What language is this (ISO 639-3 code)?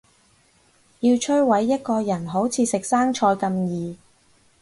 yue